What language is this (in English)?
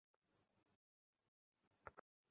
Bangla